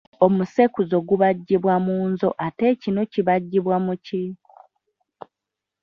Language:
Ganda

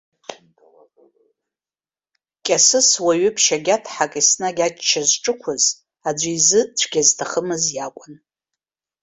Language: Abkhazian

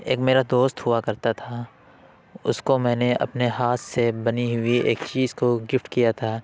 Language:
Urdu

